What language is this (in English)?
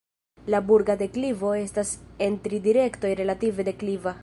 Esperanto